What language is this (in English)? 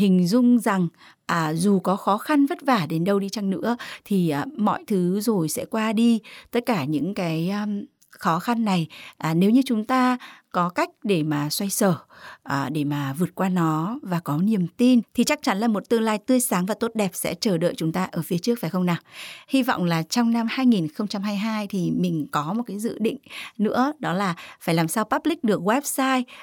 Vietnamese